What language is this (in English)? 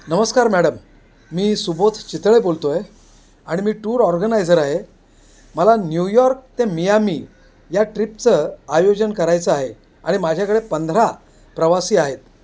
Marathi